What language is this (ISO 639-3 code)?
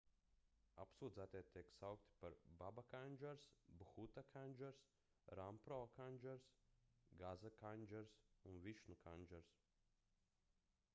lav